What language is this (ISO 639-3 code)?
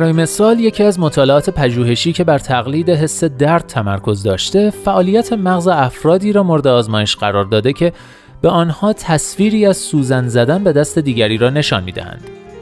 fas